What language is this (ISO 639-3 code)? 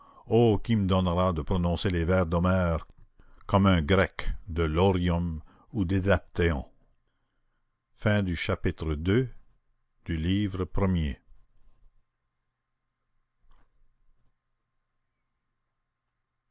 fra